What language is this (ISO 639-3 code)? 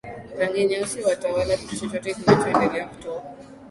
swa